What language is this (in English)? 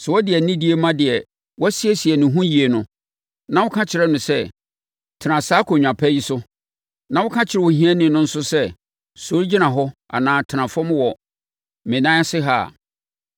Akan